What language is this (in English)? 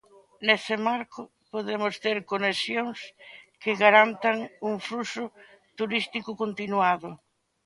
Galician